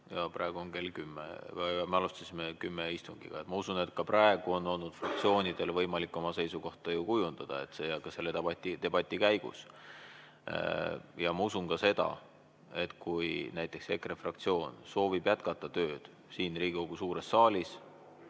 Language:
Estonian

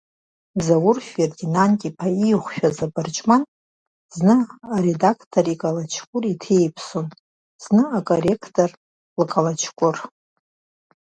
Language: Abkhazian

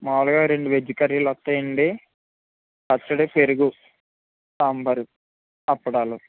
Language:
Telugu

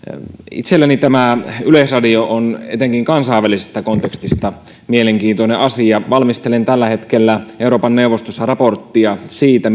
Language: Finnish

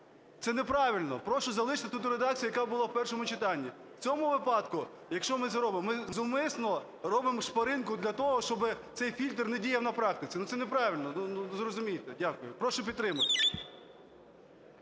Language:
Ukrainian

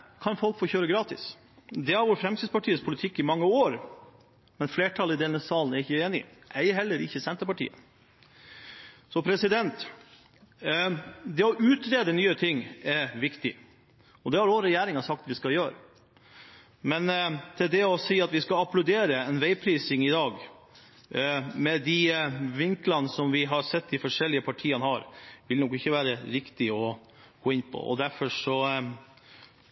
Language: Norwegian Bokmål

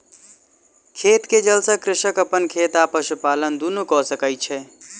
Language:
Maithili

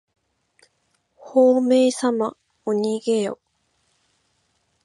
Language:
Japanese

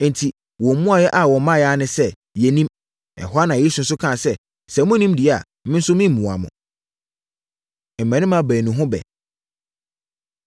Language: Akan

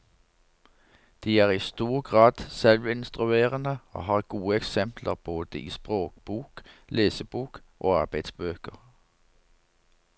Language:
Norwegian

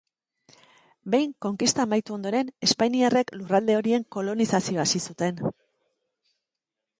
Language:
Basque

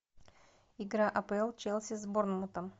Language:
Russian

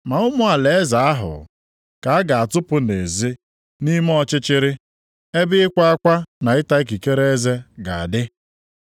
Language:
Igbo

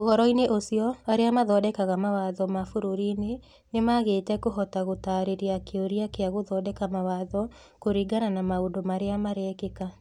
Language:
Kikuyu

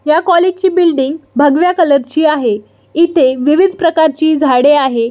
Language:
Marathi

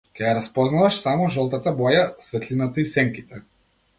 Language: Macedonian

